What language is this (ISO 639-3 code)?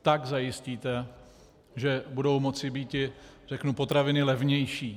ces